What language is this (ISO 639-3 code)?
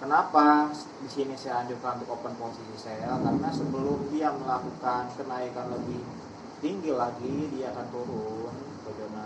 ind